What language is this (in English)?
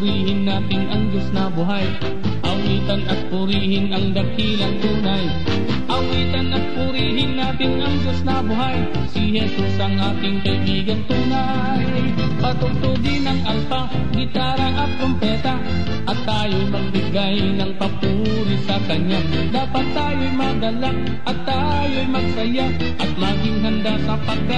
Filipino